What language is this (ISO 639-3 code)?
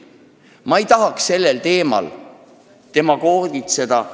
est